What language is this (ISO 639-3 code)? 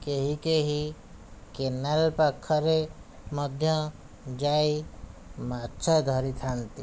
ori